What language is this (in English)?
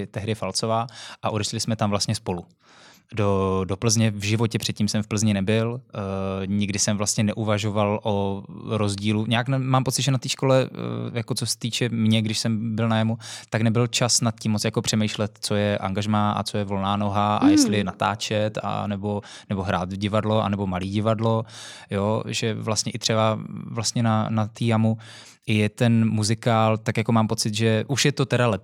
Czech